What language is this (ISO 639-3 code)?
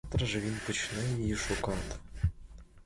ukr